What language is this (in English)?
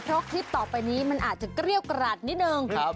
Thai